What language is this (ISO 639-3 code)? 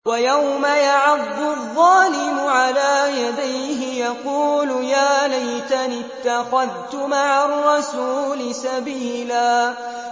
ara